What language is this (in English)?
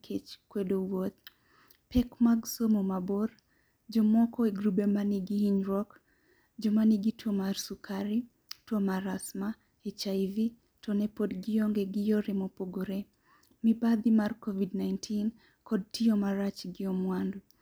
Luo (Kenya and Tanzania)